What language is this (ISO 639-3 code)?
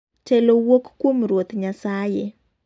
luo